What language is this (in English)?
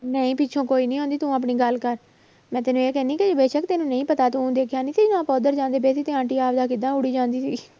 Punjabi